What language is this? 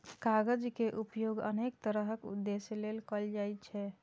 Maithili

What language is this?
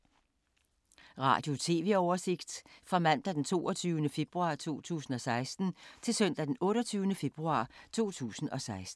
Danish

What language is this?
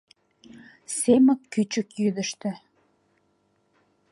Mari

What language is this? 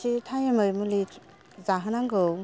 Bodo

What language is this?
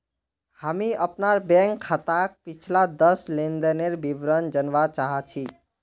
Magahi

